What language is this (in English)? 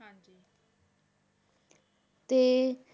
Punjabi